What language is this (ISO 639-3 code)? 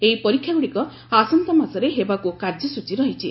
ori